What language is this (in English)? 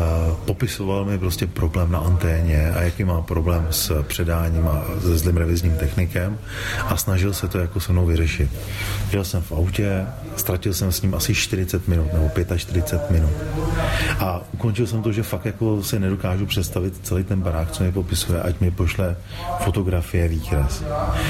Czech